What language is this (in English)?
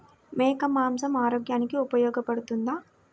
Telugu